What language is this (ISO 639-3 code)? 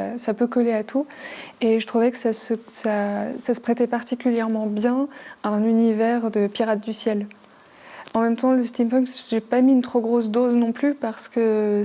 fra